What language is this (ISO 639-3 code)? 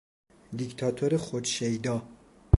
fas